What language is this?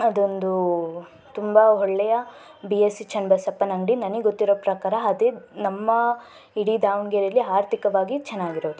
Kannada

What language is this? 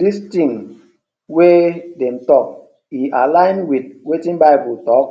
Nigerian Pidgin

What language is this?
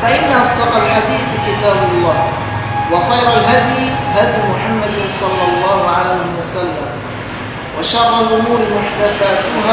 Indonesian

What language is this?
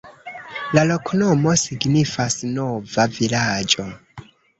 Esperanto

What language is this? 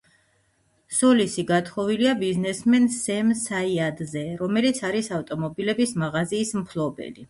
Georgian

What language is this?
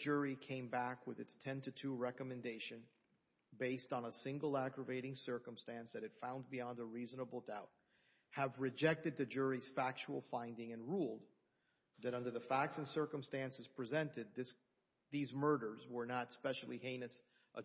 English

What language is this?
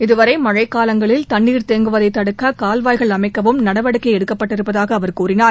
Tamil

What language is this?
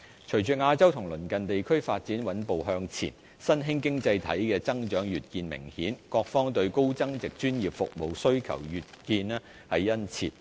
Cantonese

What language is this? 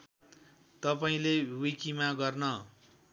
Nepali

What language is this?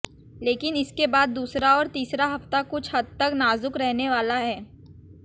Hindi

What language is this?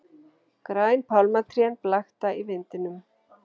Icelandic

